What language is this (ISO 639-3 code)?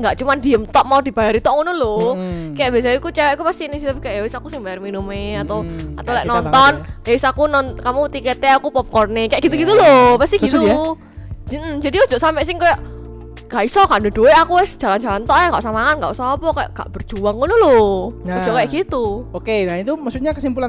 ind